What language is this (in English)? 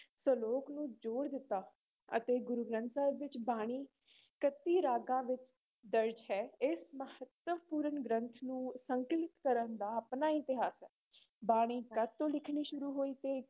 Punjabi